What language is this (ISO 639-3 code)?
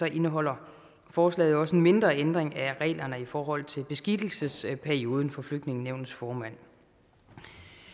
dan